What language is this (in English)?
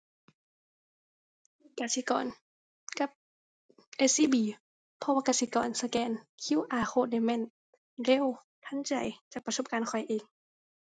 Thai